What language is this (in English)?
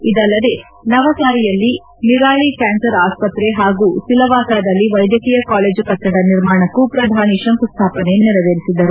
Kannada